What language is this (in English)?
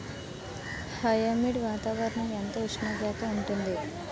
Telugu